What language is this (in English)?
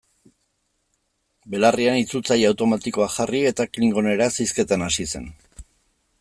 Basque